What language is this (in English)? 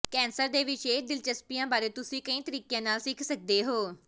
Punjabi